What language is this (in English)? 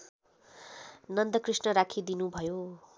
Nepali